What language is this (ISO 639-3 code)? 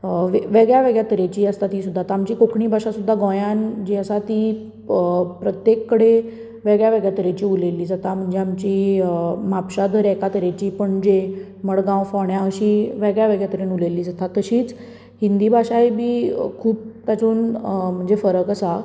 kok